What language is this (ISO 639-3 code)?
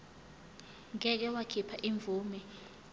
zul